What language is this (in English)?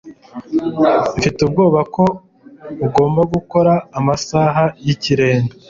Kinyarwanda